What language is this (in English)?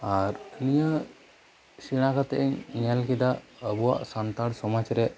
Santali